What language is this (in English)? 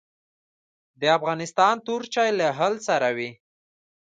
Pashto